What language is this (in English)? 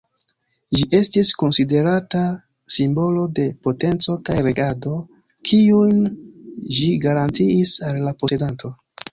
Esperanto